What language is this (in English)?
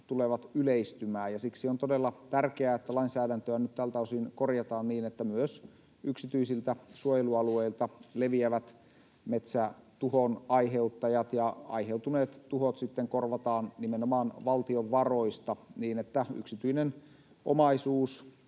Finnish